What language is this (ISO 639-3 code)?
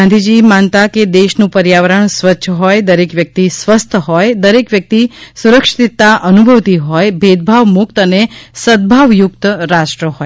guj